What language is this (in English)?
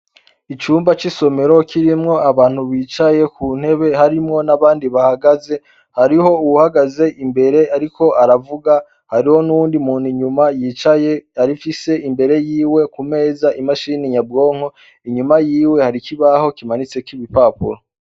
Rundi